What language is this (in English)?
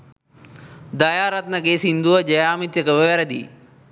Sinhala